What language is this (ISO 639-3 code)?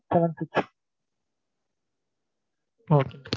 tam